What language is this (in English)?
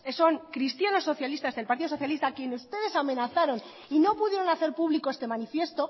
Spanish